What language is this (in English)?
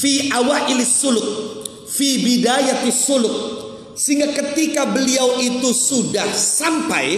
Indonesian